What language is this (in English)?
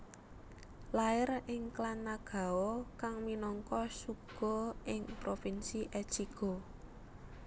Javanese